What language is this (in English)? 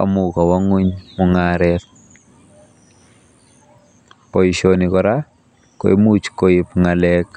Kalenjin